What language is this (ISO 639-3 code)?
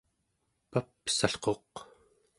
esu